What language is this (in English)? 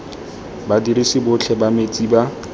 Tswana